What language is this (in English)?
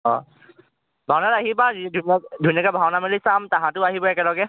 Assamese